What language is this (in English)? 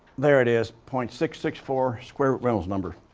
English